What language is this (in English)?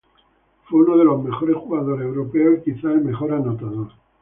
Spanish